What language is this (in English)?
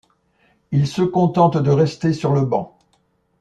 French